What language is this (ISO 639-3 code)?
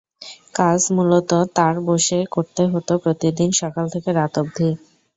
ben